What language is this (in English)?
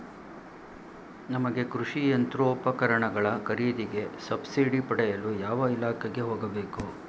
Kannada